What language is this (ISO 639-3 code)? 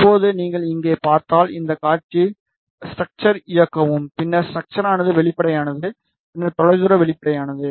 tam